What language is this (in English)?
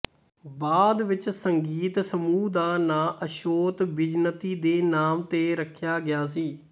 Punjabi